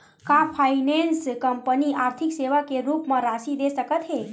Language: Chhattisgarhi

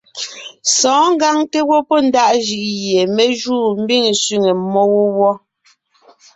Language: Ngiemboon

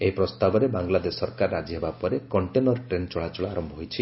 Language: Odia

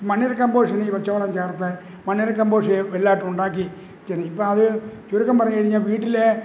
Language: Malayalam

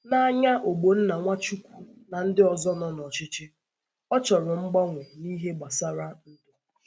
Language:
Igbo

